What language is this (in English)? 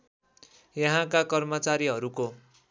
Nepali